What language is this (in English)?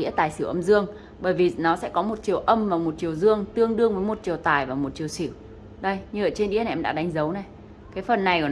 Vietnamese